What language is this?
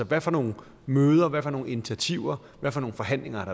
Danish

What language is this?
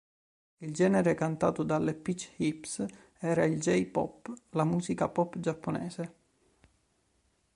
Italian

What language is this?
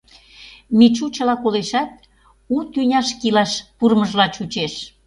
Mari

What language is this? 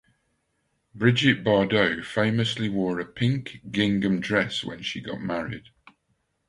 English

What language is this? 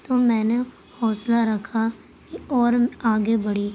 Urdu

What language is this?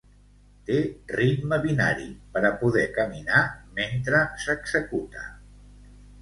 Catalan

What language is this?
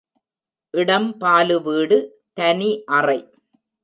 Tamil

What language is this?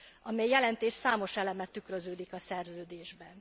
Hungarian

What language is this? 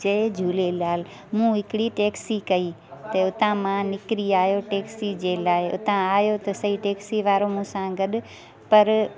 Sindhi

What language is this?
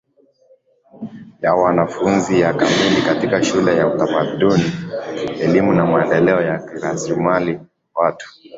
Swahili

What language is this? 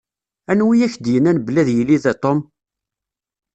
Kabyle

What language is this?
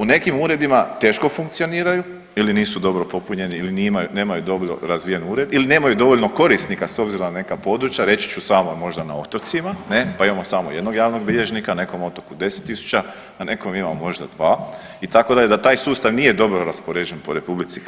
Croatian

